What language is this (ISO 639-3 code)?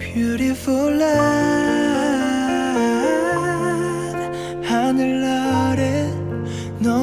nor